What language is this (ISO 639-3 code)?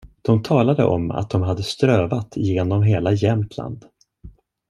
swe